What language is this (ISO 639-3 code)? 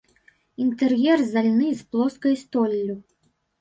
bel